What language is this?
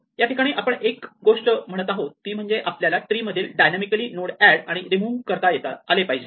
Marathi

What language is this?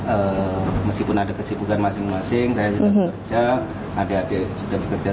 Indonesian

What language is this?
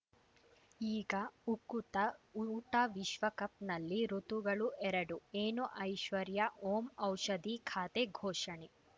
Kannada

